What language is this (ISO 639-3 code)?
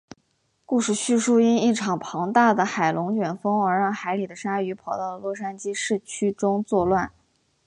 zho